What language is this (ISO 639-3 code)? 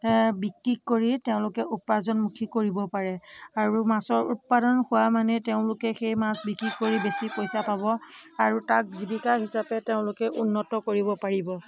asm